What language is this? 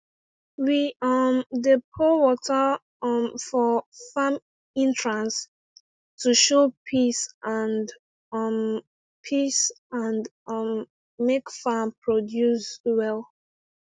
Nigerian Pidgin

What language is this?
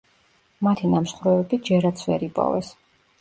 Georgian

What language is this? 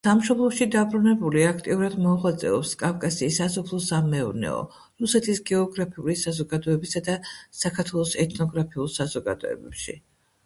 Georgian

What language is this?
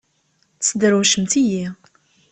Kabyle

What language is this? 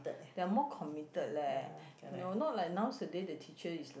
English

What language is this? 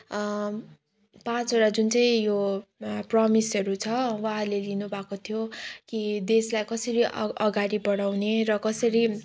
Nepali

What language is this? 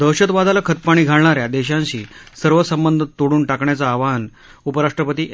Marathi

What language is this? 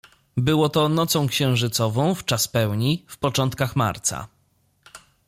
Polish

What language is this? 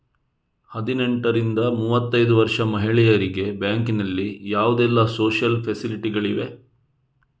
Kannada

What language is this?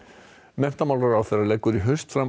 Icelandic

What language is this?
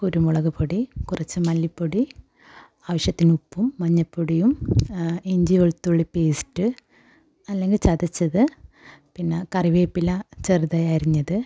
Malayalam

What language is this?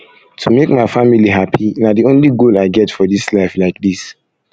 Nigerian Pidgin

